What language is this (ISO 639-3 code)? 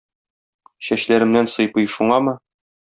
tat